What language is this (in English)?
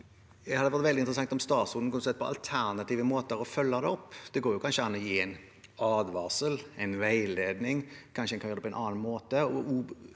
Norwegian